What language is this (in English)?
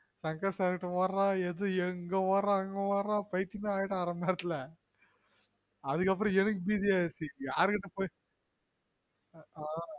Tamil